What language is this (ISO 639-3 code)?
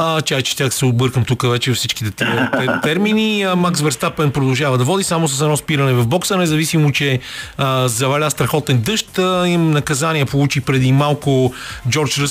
bul